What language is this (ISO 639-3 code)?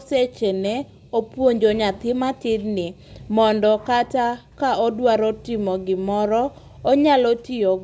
luo